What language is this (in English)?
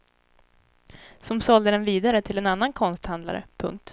Swedish